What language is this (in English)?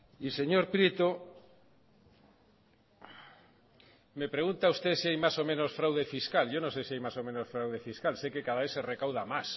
Spanish